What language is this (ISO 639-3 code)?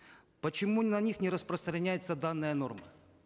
kaz